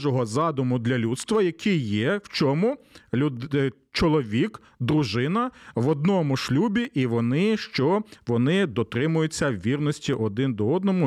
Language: Ukrainian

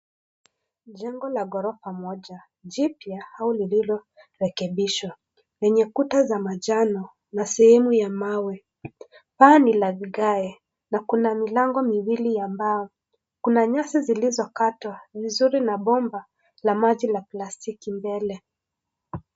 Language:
Swahili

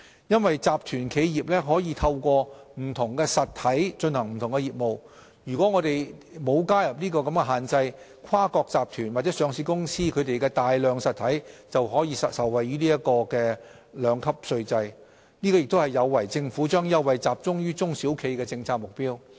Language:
Cantonese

